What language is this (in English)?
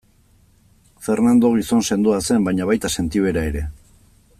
Basque